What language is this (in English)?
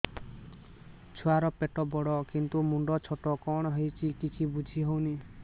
Odia